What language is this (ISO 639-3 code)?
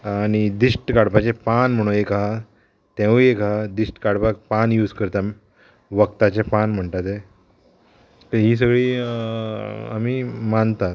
kok